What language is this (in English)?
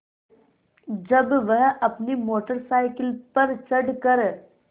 Hindi